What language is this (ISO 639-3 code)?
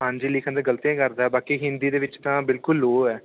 pan